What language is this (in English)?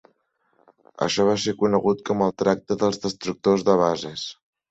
Catalan